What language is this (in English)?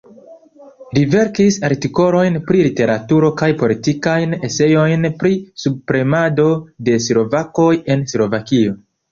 Esperanto